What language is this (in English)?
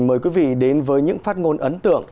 Vietnamese